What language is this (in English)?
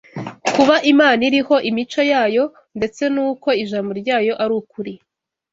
Kinyarwanda